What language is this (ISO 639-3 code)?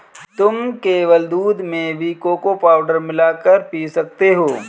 hin